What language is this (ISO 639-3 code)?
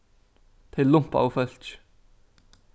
fao